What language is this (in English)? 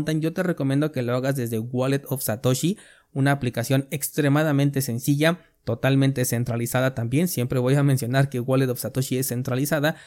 Spanish